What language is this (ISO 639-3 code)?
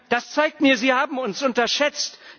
deu